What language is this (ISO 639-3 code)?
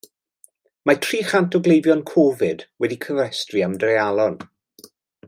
cym